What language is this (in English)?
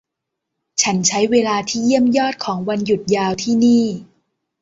Thai